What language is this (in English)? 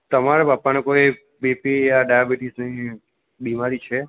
Gujarati